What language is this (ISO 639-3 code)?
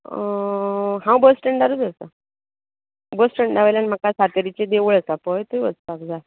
kok